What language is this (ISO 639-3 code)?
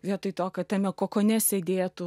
lit